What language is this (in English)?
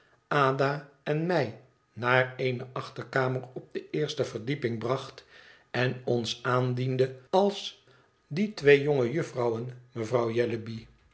Dutch